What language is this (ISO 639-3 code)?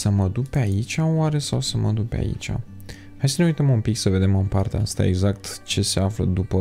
ron